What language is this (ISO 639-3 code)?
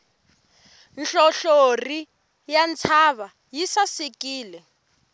tso